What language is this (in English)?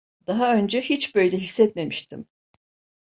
Turkish